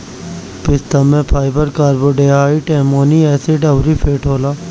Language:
Bhojpuri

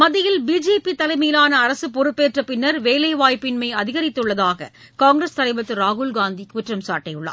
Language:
Tamil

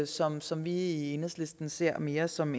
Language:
Danish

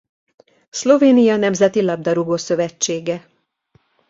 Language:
Hungarian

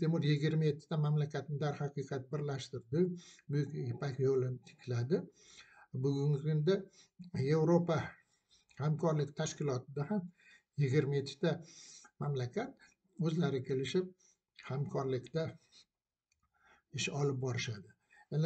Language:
Arabic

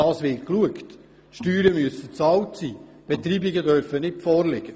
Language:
Swiss German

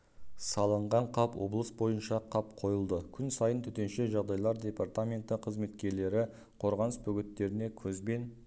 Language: Kazakh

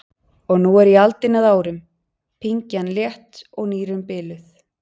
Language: Icelandic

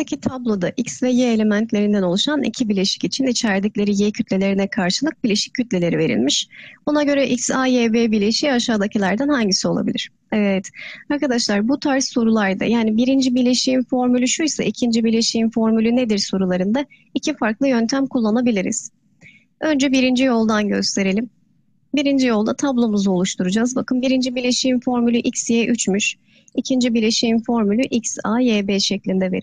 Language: Turkish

